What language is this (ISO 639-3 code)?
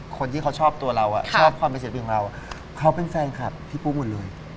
tha